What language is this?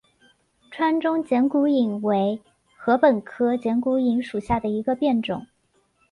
Chinese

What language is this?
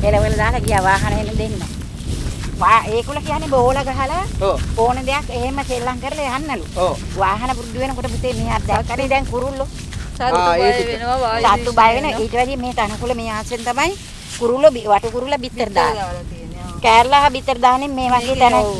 Thai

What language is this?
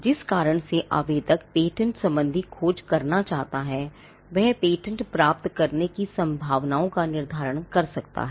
Hindi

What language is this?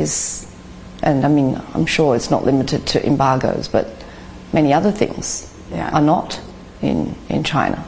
Filipino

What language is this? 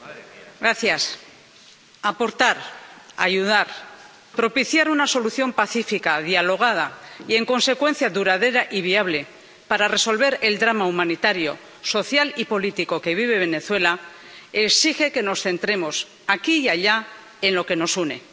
Spanish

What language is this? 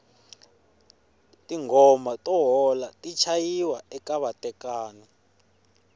Tsonga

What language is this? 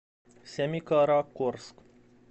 Russian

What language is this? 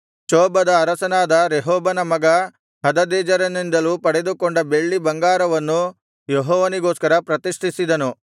Kannada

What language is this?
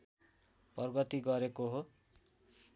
Nepali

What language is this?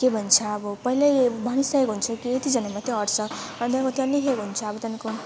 Nepali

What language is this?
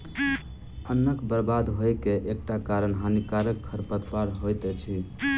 Maithili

